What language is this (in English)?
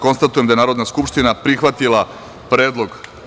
Serbian